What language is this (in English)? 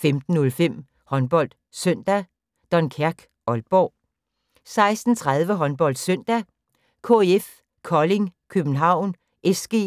Danish